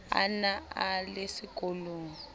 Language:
Southern Sotho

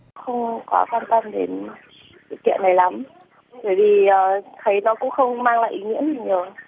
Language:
Vietnamese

